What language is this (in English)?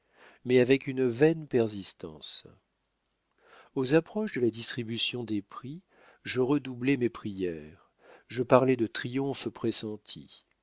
French